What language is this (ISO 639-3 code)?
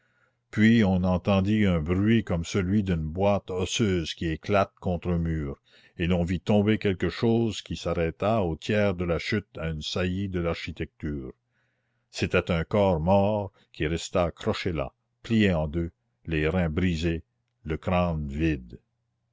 fra